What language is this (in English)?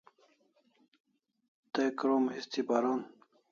Kalasha